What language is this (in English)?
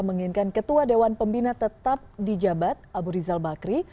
Indonesian